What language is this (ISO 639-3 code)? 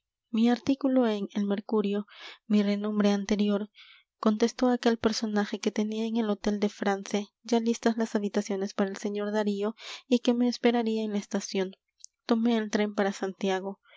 spa